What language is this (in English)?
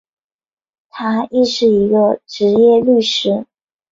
Chinese